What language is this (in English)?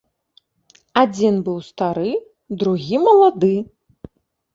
Belarusian